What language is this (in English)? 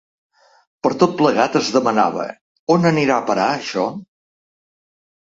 Catalan